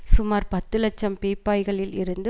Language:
Tamil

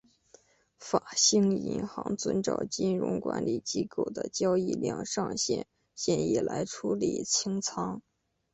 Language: Chinese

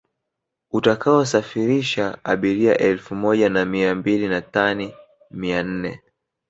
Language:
Swahili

